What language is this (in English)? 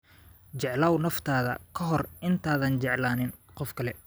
Somali